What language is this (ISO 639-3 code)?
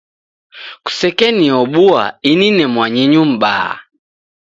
dav